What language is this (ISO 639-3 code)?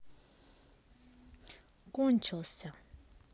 rus